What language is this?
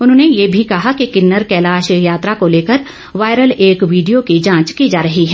Hindi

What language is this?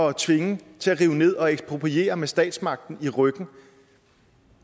Danish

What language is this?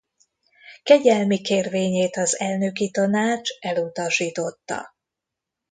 Hungarian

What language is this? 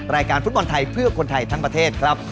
Thai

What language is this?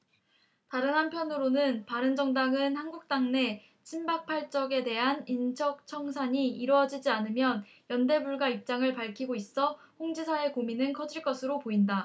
Korean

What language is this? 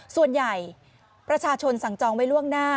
Thai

